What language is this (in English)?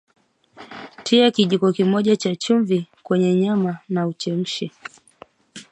Swahili